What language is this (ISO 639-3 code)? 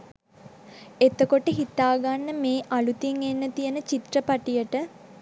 sin